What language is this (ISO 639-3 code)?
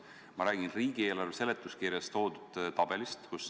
est